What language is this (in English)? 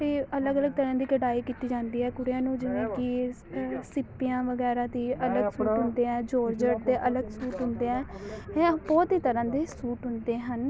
Punjabi